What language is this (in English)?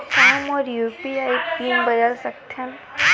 Chhattisgarhi